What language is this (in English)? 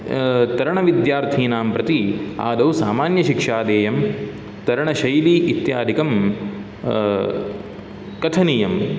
Sanskrit